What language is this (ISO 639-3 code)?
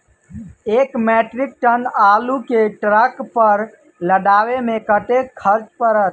mai